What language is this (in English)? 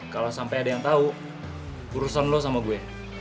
Indonesian